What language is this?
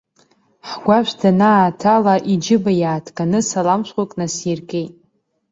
Abkhazian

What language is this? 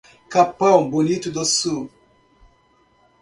Portuguese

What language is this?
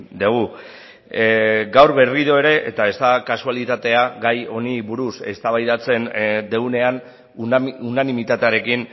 Basque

